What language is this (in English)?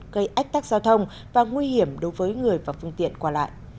Vietnamese